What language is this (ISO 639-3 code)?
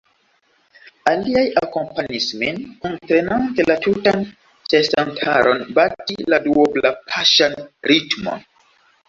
epo